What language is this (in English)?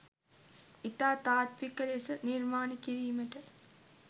Sinhala